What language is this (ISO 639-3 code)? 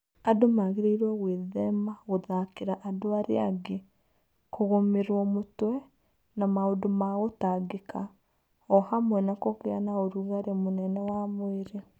kik